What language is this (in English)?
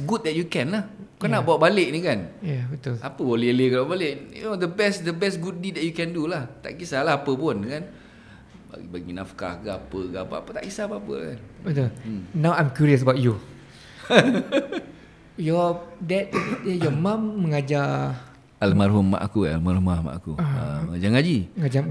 Malay